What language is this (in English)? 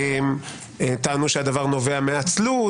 Hebrew